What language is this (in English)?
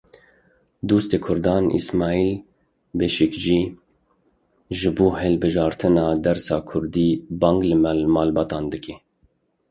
Kurdish